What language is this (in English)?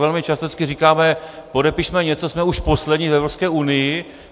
Czech